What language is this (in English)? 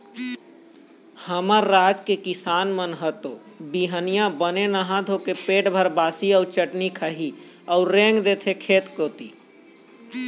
Chhattisgarhi